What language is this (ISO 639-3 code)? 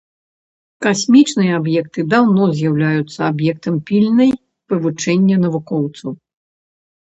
bel